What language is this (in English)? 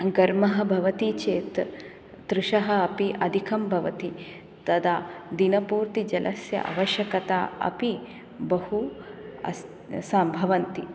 Sanskrit